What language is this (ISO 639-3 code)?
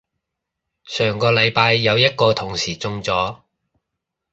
yue